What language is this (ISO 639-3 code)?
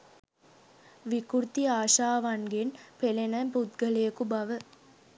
sin